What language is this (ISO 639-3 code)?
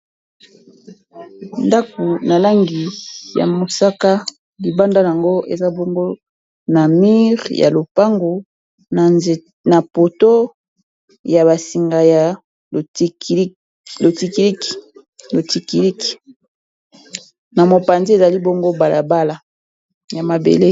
lin